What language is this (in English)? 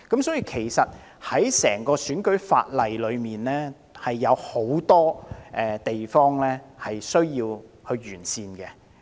Cantonese